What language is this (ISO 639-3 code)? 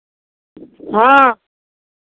mai